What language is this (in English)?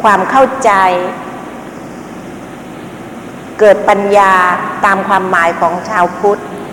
Thai